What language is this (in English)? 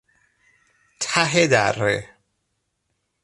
Persian